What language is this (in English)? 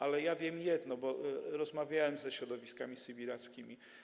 Polish